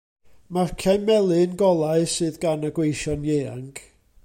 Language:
Welsh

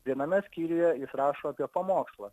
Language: Lithuanian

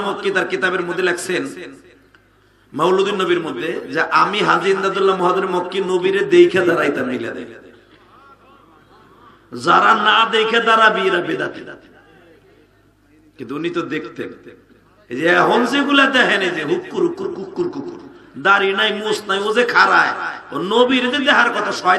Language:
Romanian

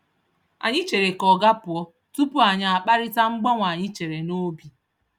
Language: Igbo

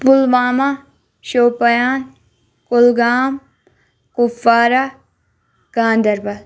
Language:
Kashmiri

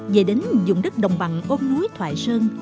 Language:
Vietnamese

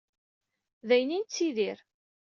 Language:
Kabyle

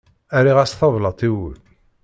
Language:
Kabyle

